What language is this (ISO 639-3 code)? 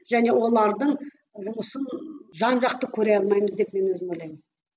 kaz